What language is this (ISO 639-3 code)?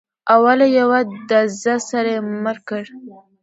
pus